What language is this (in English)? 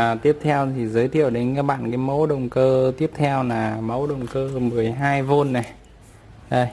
Vietnamese